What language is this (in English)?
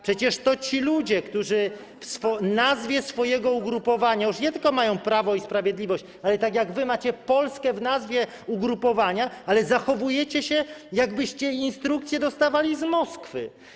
Polish